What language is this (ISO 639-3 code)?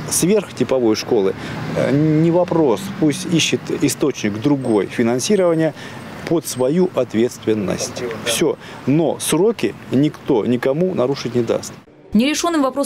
rus